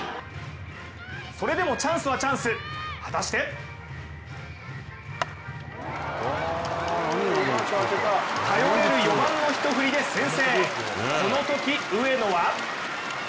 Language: Japanese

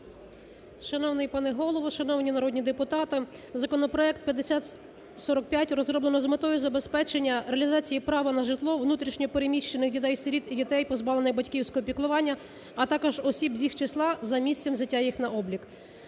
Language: Ukrainian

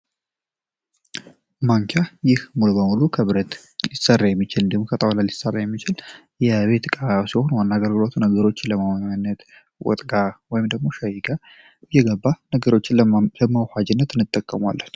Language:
Amharic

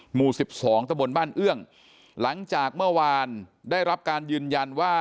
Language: Thai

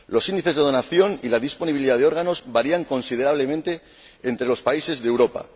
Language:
Spanish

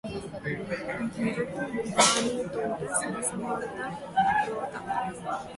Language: Telugu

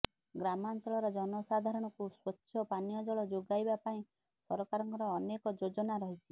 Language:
Odia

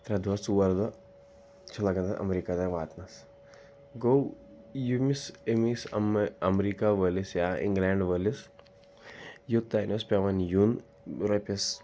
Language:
Kashmiri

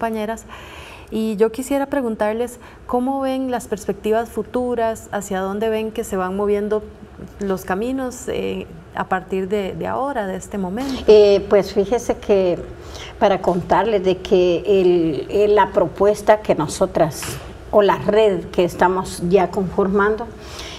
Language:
Spanish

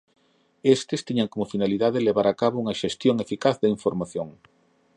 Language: Galician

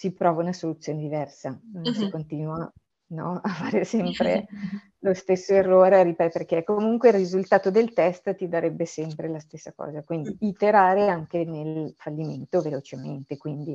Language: Italian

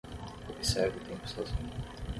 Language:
Portuguese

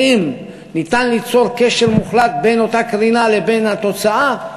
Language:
Hebrew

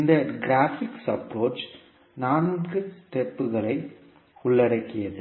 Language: Tamil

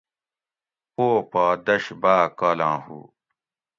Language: Gawri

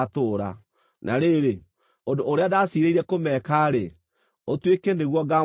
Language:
Kikuyu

